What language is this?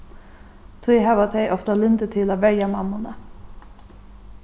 Faroese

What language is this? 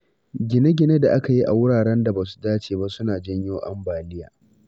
Hausa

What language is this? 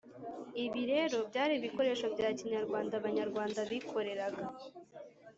Kinyarwanda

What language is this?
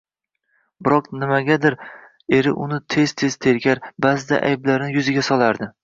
Uzbek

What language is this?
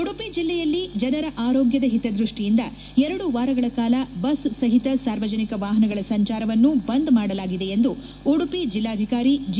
Kannada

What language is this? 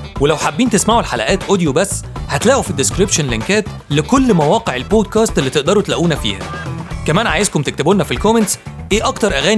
Arabic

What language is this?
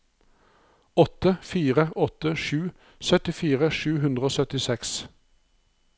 Norwegian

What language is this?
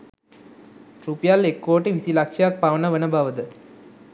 Sinhala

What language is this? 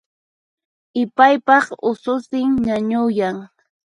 Puno Quechua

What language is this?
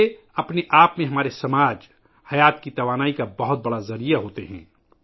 Urdu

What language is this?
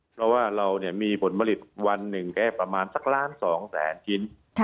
Thai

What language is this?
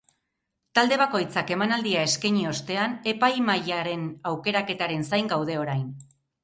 Basque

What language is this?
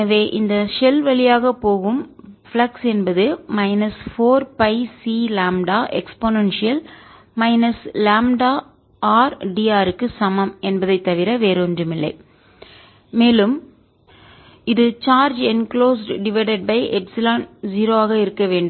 Tamil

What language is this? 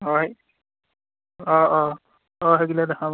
Assamese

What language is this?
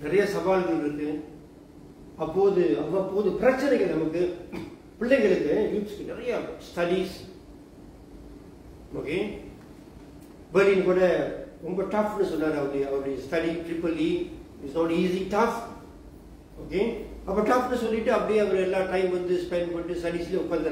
Tamil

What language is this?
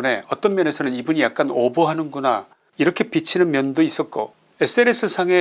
Korean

